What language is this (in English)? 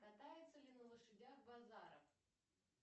Russian